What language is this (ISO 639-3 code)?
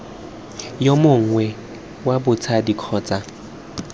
tsn